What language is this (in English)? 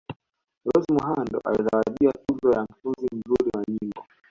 Swahili